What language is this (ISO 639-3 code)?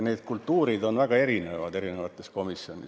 est